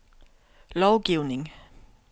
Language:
Danish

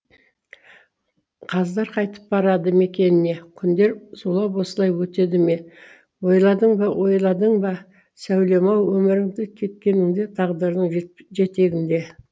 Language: Kazakh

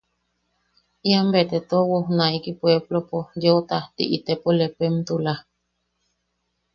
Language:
Yaqui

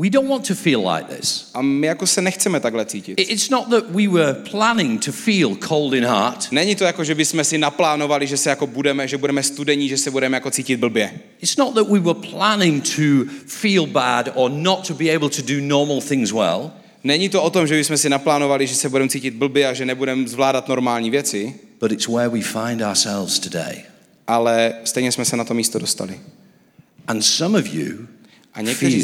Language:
Czech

